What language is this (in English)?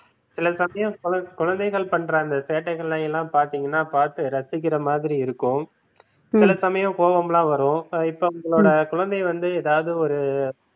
Tamil